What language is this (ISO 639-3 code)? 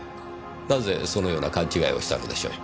jpn